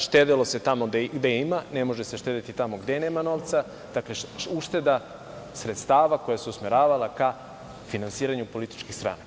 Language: Serbian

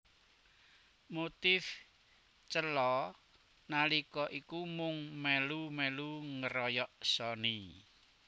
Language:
Javanese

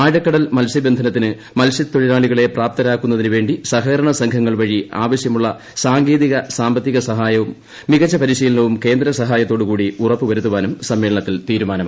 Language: Malayalam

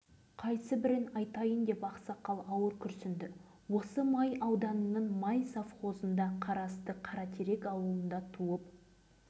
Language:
Kazakh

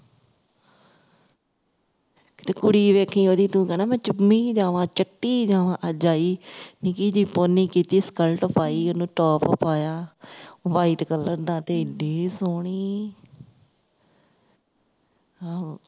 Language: Punjabi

